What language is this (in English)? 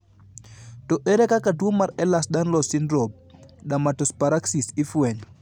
Luo (Kenya and Tanzania)